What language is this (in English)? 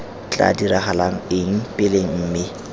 Tswana